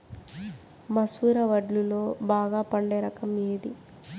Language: Telugu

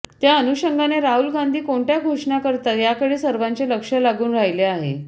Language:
Marathi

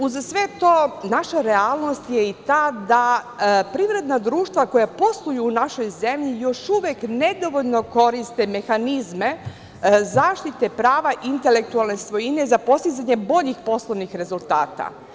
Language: Serbian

